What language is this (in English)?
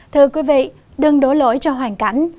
Vietnamese